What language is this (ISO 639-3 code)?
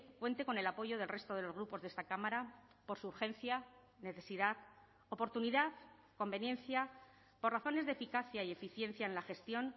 spa